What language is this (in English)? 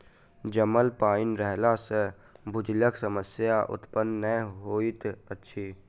Maithili